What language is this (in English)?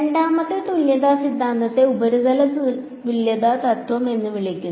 Malayalam